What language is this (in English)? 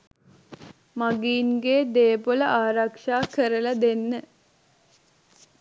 Sinhala